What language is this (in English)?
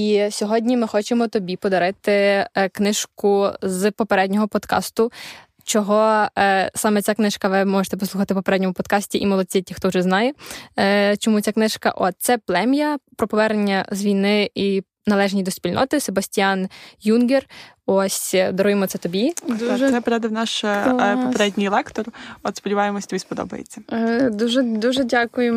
Ukrainian